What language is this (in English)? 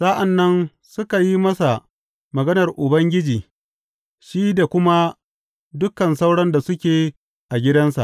Hausa